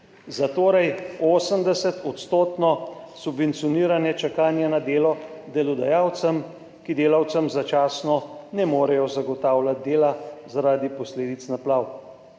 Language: Slovenian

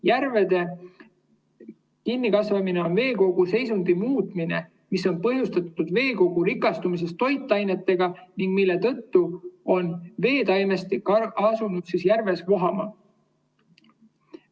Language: Estonian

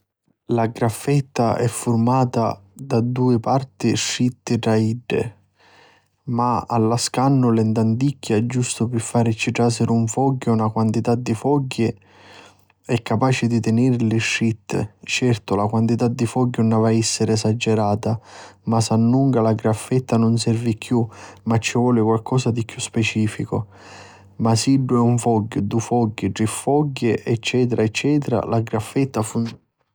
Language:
Sicilian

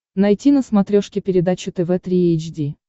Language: Russian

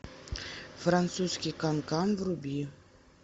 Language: Russian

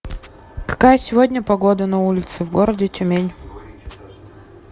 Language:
Russian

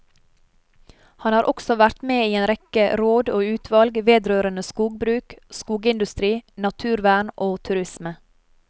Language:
Norwegian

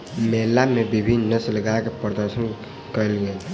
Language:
Maithili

